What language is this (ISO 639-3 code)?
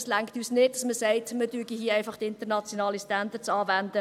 gsw